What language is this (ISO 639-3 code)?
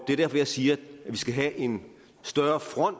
dan